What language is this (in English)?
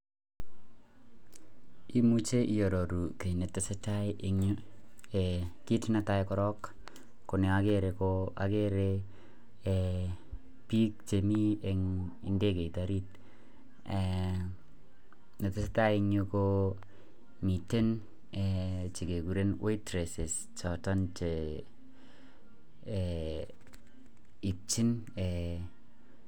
Kalenjin